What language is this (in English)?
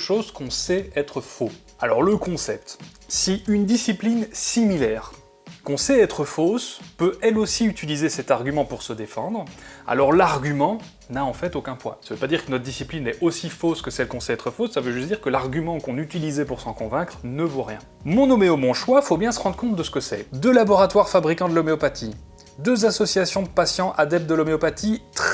French